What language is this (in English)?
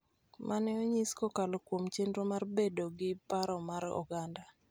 Luo (Kenya and Tanzania)